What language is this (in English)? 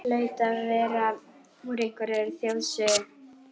Icelandic